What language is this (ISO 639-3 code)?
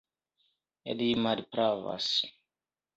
epo